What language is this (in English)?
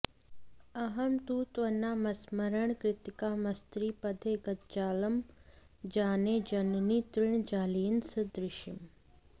Sanskrit